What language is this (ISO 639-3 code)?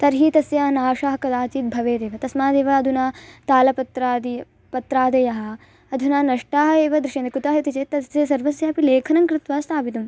san